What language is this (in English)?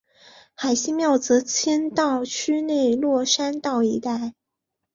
Chinese